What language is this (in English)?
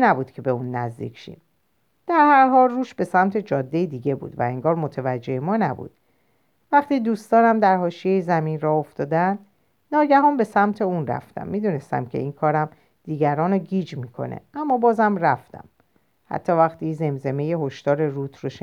Persian